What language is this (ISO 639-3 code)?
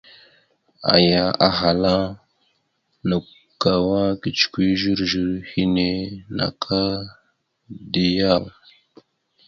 mxu